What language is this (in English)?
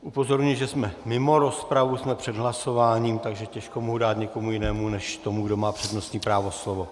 Czech